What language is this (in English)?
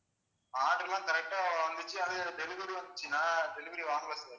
Tamil